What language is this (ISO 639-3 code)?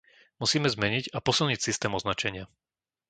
slk